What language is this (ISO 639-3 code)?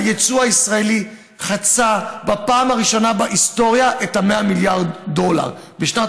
heb